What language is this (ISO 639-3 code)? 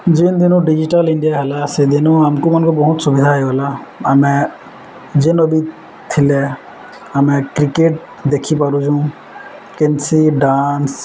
ori